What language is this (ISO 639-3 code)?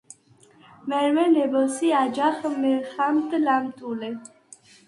sva